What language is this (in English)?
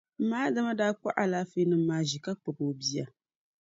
Dagbani